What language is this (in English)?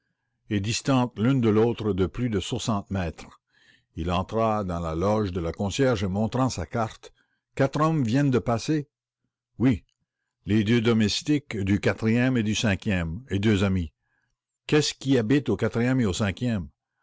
French